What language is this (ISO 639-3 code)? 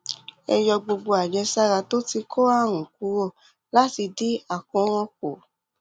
yor